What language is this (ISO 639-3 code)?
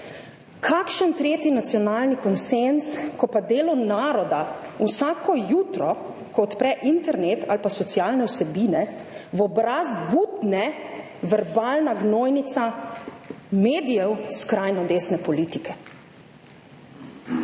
slv